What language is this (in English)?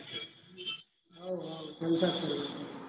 Gujarati